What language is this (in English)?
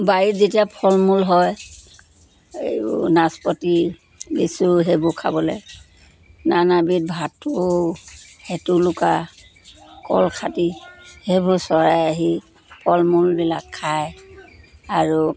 Assamese